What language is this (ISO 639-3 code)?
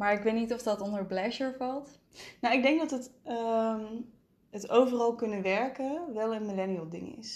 nld